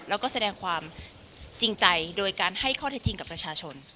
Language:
Thai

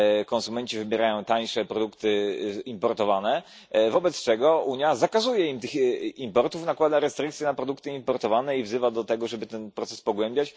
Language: Polish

